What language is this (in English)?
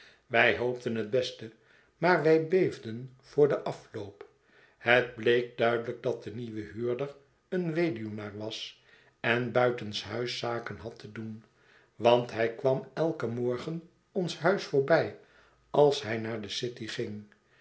Dutch